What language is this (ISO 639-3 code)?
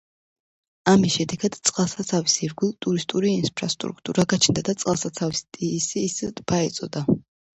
kat